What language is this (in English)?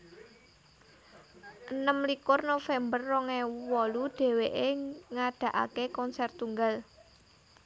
Javanese